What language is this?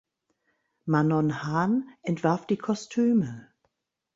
German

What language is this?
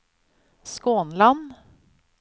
Norwegian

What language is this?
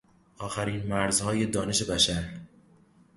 Persian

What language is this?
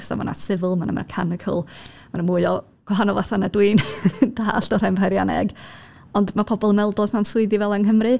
Welsh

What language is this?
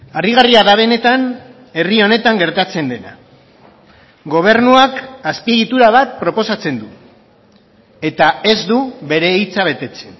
Basque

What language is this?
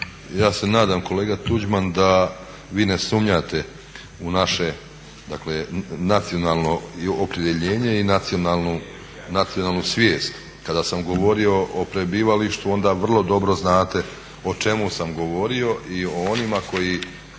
Croatian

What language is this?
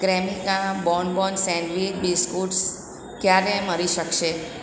Gujarati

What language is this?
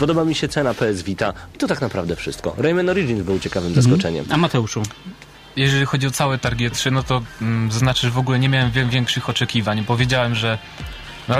Polish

